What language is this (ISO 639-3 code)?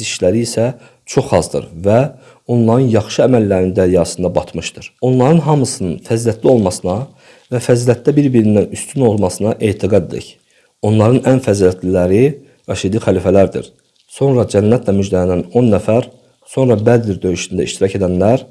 tur